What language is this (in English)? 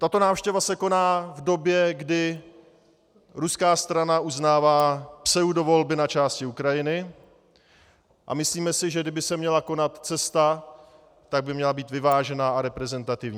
Czech